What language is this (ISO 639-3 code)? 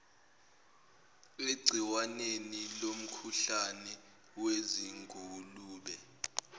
zul